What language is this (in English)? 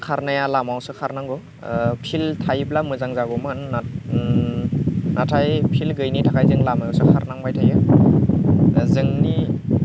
Bodo